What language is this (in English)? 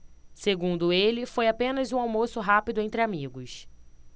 Portuguese